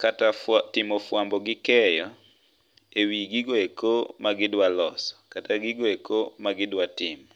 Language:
Luo (Kenya and Tanzania)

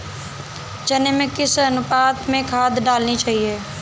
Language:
Hindi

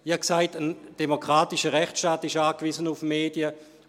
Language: Swiss German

